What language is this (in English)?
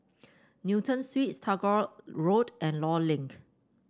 English